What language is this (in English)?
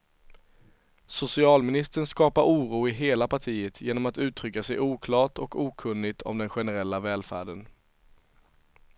Swedish